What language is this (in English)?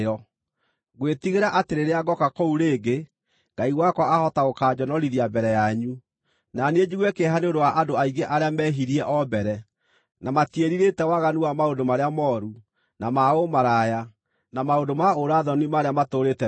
Kikuyu